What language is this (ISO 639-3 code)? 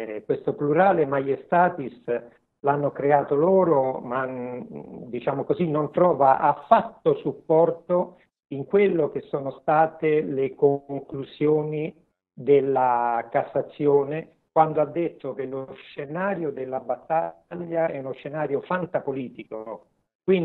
ita